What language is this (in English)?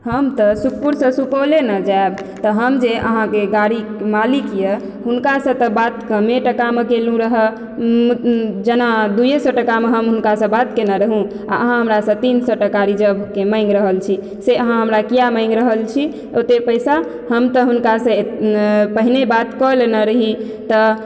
Maithili